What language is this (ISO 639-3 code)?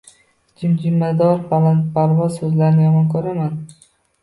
uzb